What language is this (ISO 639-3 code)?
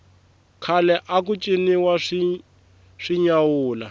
tso